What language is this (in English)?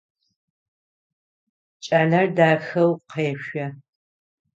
Adyghe